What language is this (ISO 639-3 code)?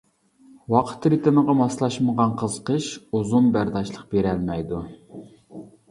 uig